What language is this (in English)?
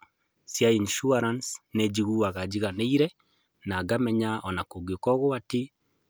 Kikuyu